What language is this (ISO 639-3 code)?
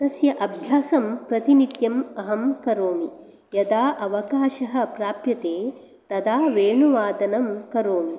san